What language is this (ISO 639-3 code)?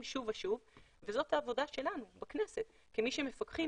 heb